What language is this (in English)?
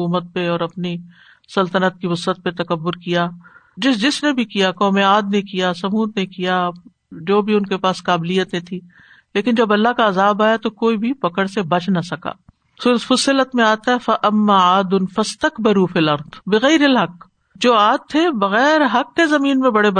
Urdu